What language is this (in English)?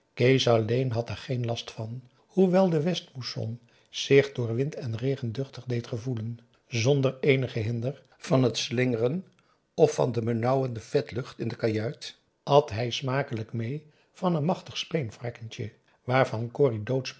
Dutch